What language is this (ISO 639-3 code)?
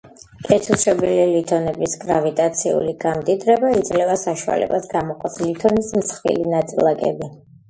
kat